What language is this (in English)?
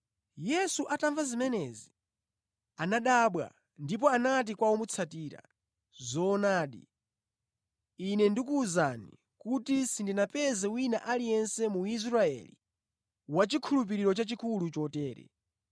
Nyanja